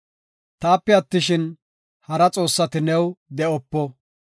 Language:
Gofa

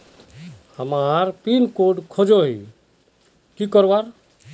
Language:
Magahi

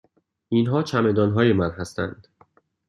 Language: Persian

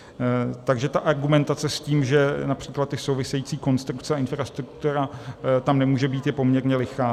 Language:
Czech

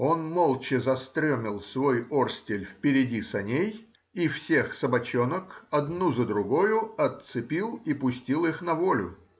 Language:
Russian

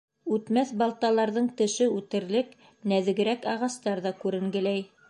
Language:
Bashkir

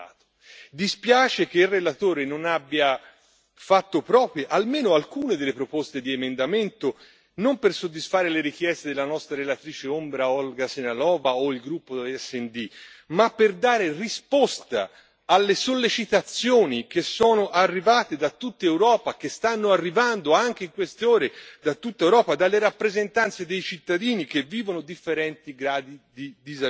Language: Italian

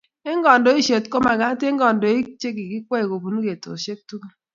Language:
Kalenjin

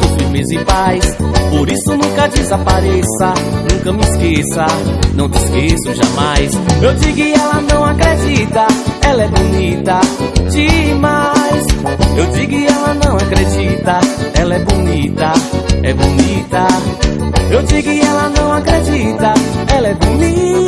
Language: Portuguese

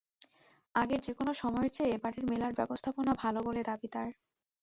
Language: Bangla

